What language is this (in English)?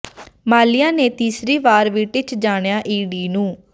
Punjabi